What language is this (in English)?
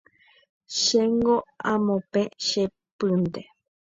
Guarani